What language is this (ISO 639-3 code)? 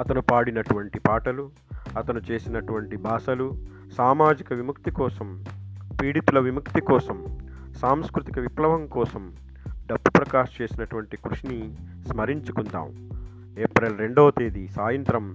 tel